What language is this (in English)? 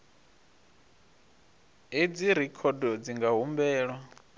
Venda